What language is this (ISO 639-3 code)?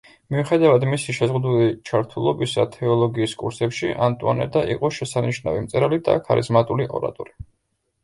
kat